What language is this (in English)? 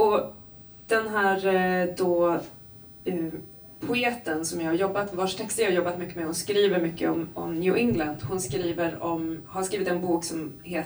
Swedish